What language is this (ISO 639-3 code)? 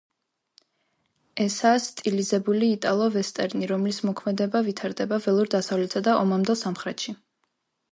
kat